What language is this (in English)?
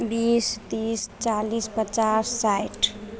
Maithili